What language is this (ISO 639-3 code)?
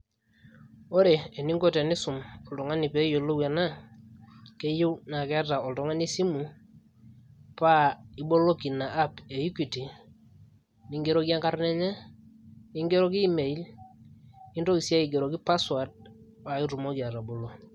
mas